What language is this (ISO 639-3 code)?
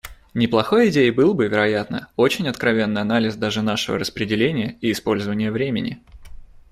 rus